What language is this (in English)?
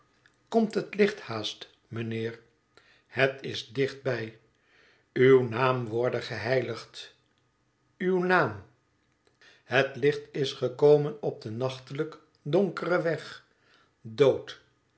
Dutch